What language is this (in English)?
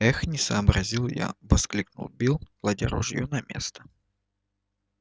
Russian